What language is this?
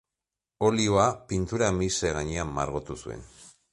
Basque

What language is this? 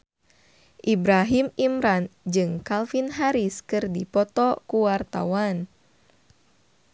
Sundanese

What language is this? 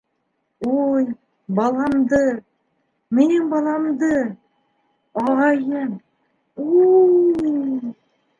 Bashkir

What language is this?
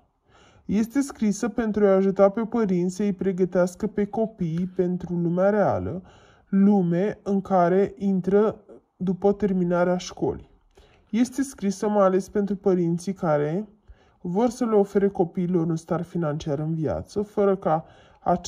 Romanian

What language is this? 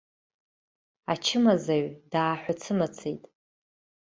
Abkhazian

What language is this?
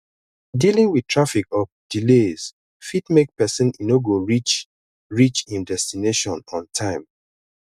Nigerian Pidgin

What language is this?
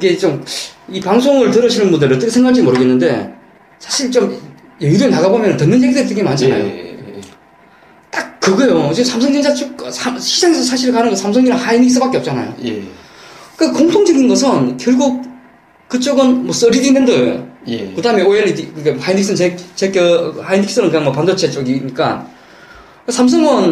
Korean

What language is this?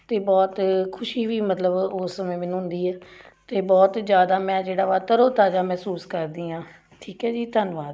Punjabi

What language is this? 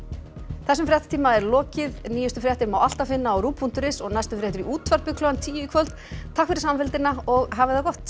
Icelandic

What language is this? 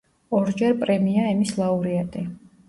Georgian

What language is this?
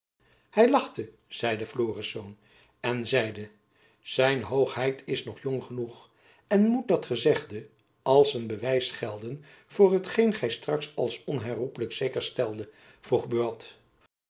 Dutch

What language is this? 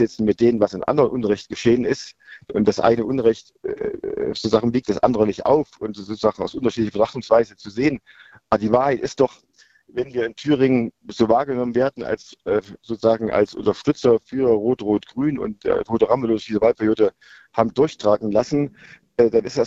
German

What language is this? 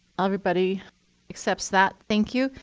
English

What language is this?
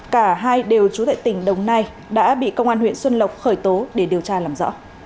Vietnamese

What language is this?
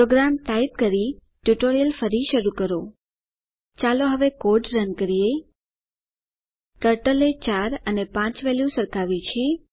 Gujarati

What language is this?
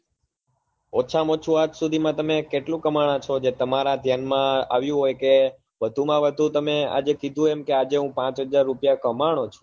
Gujarati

